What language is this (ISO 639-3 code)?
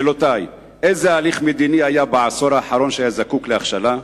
heb